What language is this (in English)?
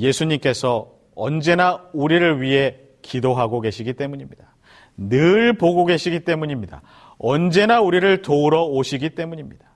Korean